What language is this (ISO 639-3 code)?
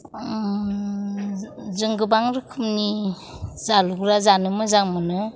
brx